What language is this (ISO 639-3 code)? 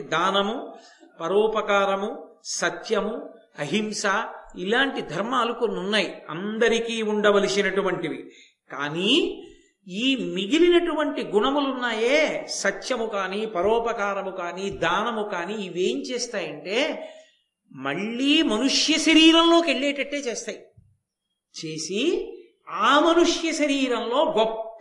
tel